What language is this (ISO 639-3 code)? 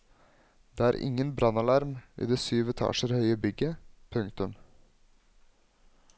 nor